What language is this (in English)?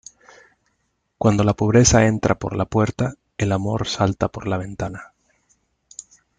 Spanish